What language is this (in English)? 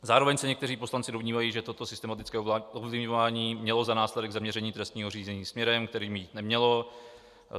Czech